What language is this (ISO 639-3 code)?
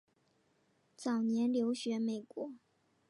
zho